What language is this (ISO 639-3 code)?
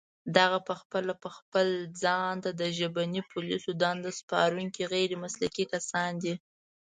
pus